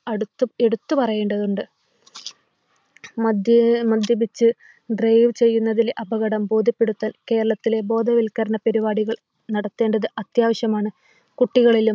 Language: Malayalam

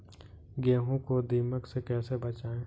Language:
Hindi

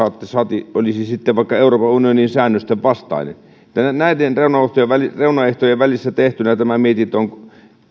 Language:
Finnish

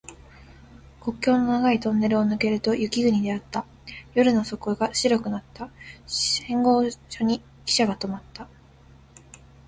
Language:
Japanese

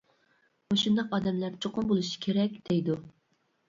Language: Uyghur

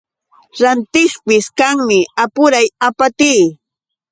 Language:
Yauyos Quechua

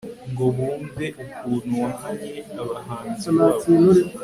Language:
Kinyarwanda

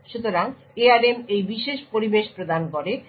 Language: Bangla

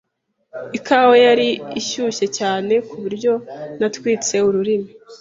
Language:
Kinyarwanda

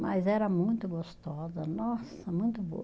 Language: Portuguese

